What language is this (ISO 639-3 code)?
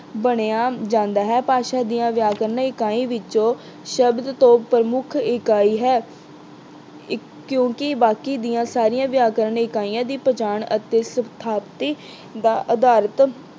pan